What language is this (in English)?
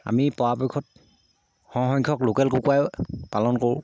Assamese